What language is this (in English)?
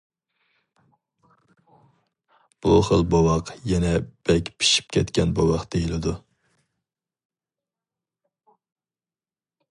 Uyghur